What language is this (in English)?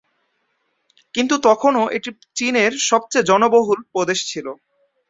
Bangla